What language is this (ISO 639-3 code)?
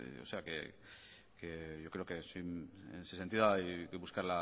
spa